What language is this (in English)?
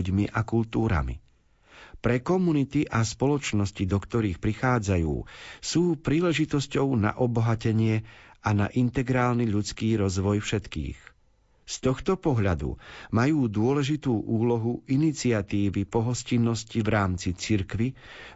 Slovak